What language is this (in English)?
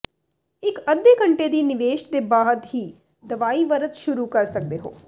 Punjabi